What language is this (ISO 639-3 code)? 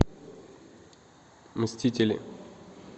rus